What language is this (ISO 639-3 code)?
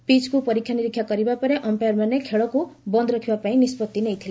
ori